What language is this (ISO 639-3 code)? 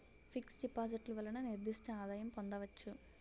tel